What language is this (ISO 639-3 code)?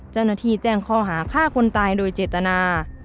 tha